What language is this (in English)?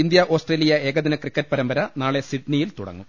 Malayalam